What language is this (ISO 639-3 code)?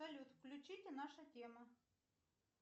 rus